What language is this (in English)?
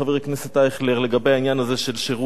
Hebrew